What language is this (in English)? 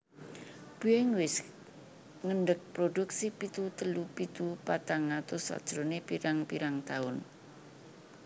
Javanese